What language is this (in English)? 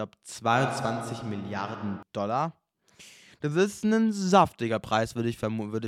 German